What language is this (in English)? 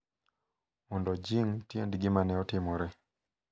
Luo (Kenya and Tanzania)